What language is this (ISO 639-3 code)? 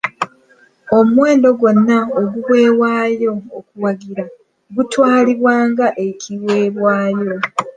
lug